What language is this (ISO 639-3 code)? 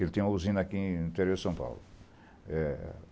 por